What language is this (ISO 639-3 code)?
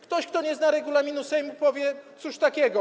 pol